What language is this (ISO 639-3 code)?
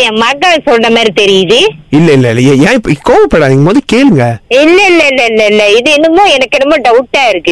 tam